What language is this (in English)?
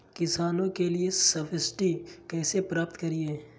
Magahi